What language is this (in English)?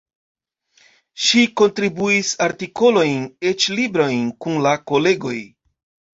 Esperanto